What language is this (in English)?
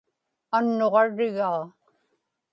Inupiaq